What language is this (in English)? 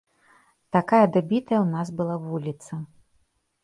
Belarusian